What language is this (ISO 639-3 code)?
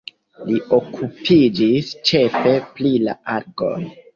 epo